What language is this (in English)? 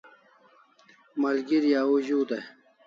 Kalasha